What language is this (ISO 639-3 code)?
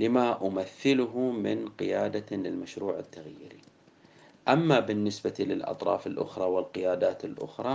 ara